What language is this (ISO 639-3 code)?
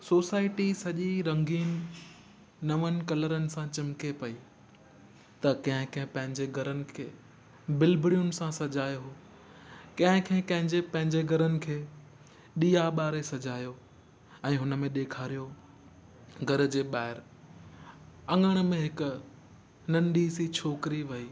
snd